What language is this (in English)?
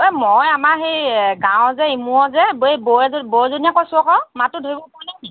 Assamese